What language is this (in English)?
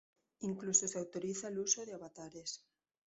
Spanish